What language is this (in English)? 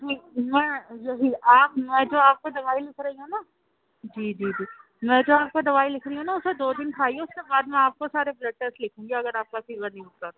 Urdu